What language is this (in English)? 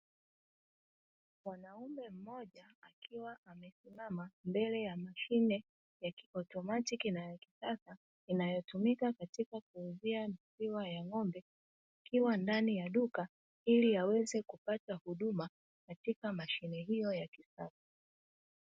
Swahili